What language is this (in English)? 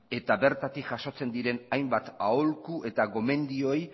Basque